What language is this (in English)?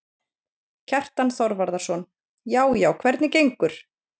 Icelandic